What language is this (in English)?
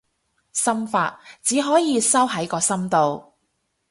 Cantonese